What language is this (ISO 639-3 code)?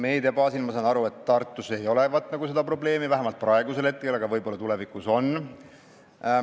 est